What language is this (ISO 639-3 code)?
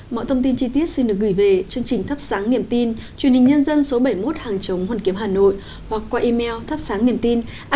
vie